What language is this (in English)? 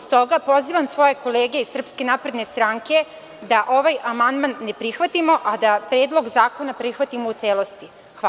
Serbian